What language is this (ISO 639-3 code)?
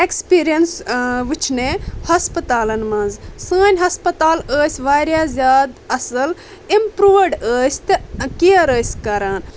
kas